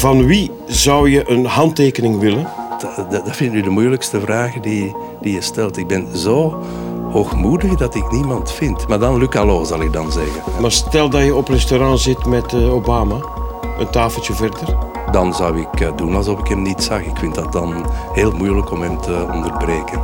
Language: Dutch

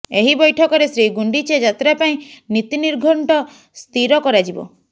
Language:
Odia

